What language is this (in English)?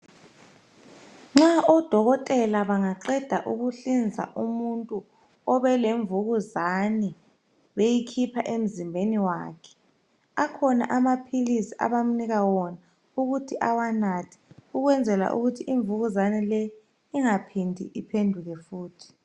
North Ndebele